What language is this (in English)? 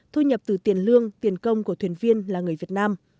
Vietnamese